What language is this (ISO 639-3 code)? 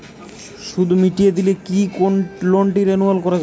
ben